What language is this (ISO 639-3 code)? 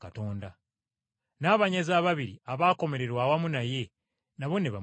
lug